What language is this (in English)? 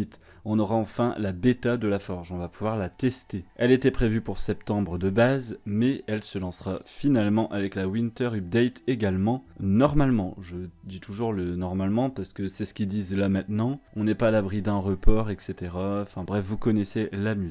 French